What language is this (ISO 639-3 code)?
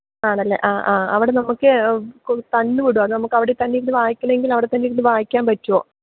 mal